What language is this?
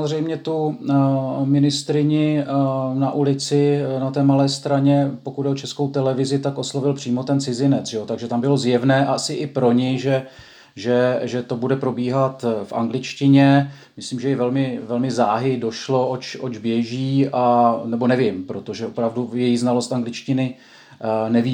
Czech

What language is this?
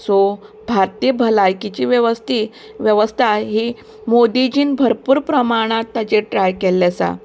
Konkani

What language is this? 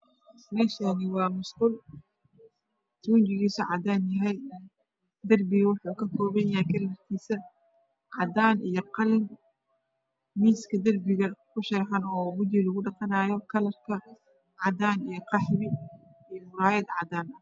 Somali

